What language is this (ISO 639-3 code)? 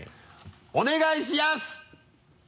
jpn